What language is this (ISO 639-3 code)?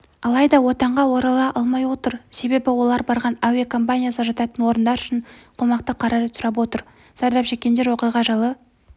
kaz